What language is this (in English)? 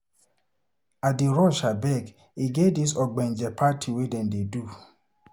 Nigerian Pidgin